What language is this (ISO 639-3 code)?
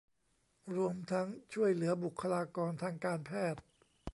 tha